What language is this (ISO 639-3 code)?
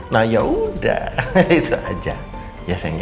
ind